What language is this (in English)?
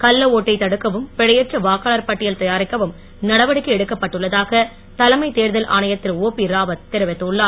Tamil